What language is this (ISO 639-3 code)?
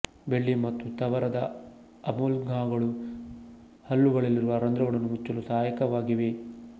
kan